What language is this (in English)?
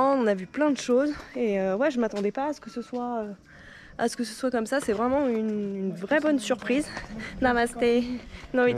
French